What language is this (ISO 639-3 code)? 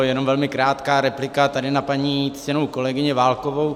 ces